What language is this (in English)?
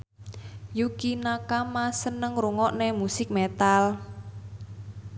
Javanese